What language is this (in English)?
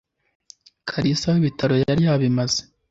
Kinyarwanda